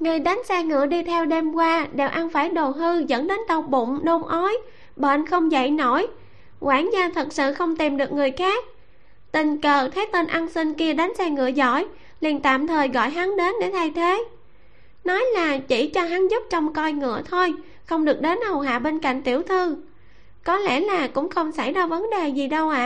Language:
Vietnamese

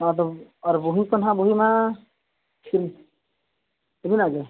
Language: Santali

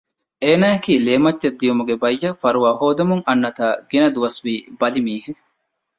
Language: Divehi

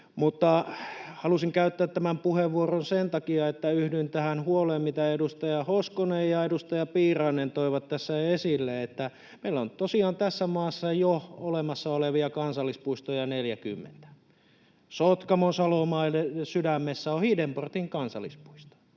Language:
Finnish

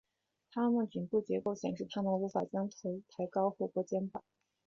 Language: Chinese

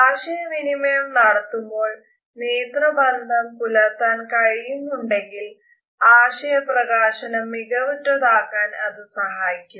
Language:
Malayalam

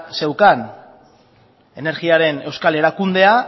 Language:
Basque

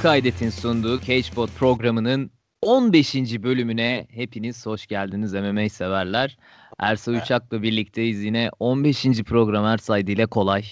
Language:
Turkish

